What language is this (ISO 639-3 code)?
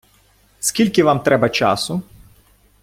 ukr